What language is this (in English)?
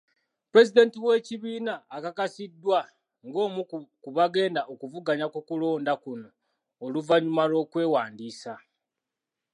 Ganda